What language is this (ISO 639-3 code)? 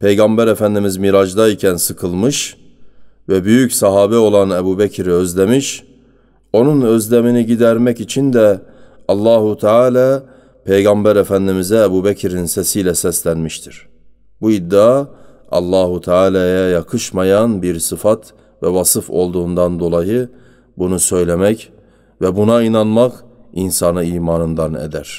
tur